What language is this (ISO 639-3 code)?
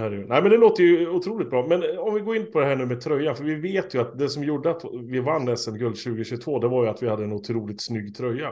swe